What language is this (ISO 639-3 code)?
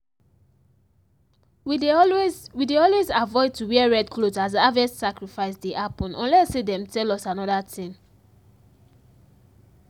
pcm